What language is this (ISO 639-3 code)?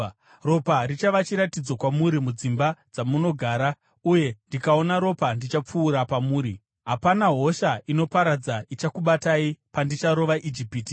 sna